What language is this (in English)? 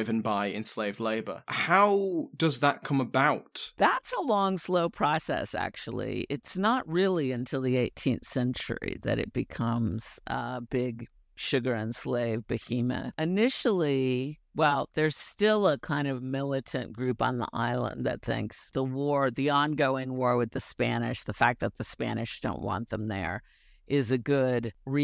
English